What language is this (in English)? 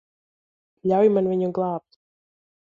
Latvian